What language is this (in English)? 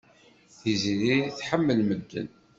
Kabyle